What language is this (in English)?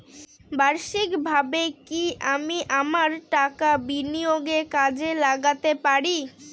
Bangla